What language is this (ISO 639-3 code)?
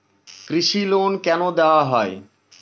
ben